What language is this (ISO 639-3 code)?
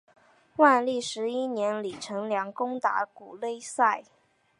zho